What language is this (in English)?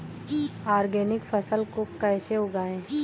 Hindi